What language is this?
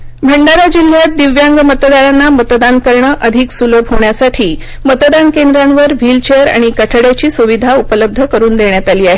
Marathi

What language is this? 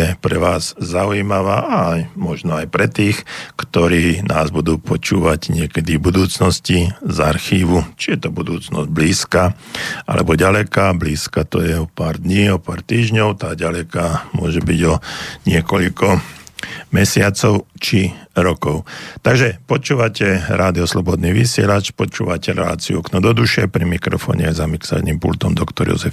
Slovak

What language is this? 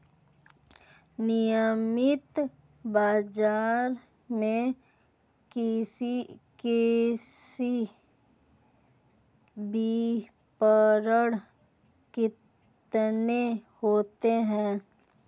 Hindi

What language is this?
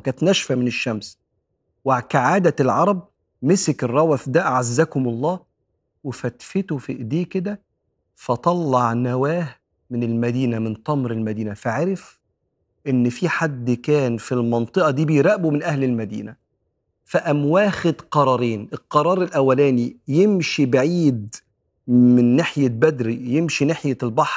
Arabic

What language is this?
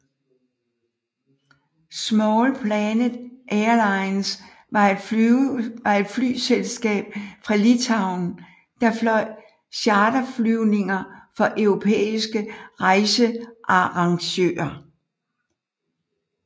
Danish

